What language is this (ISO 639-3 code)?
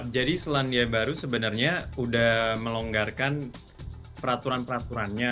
ind